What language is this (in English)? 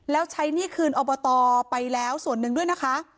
Thai